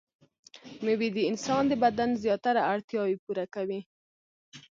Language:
Pashto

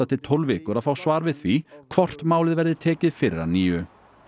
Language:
Icelandic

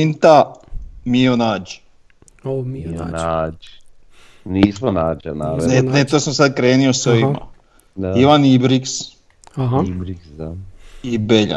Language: Croatian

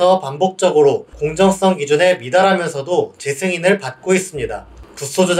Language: Korean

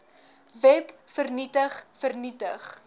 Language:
Afrikaans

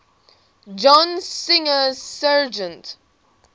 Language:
English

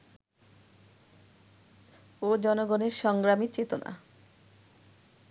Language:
Bangla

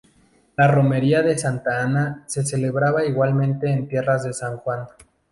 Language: Spanish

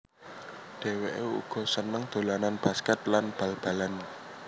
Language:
Javanese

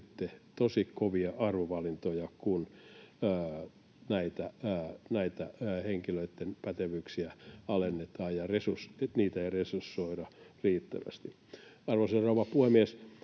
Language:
Finnish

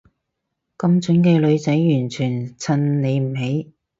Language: Cantonese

